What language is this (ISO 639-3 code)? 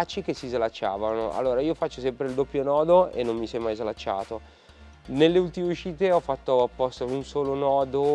ita